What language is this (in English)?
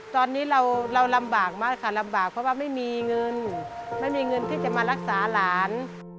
Thai